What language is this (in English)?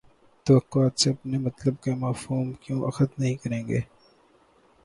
Urdu